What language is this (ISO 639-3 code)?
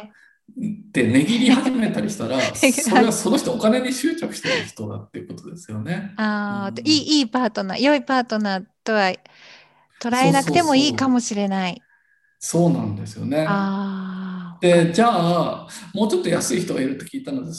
jpn